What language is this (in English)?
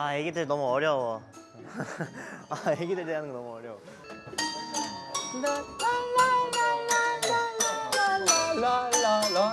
Korean